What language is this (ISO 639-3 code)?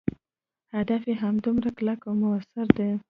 pus